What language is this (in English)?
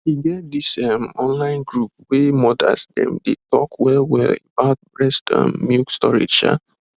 Nigerian Pidgin